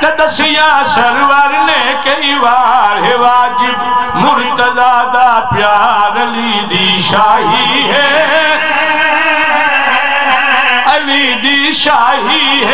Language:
Arabic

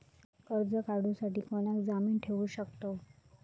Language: Marathi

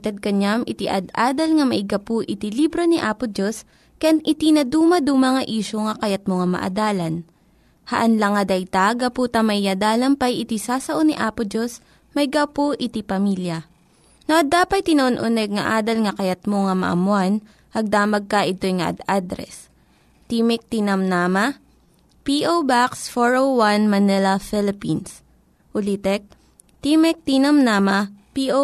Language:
Filipino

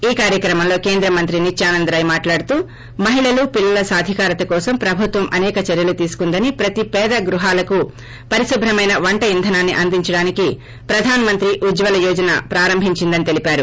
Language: Telugu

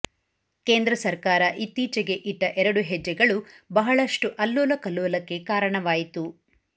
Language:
Kannada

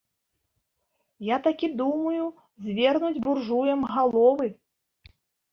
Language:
Belarusian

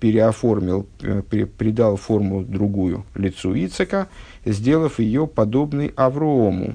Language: Russian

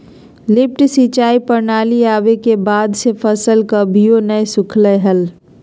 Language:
Magahi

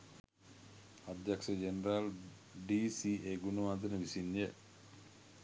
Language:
Sinhala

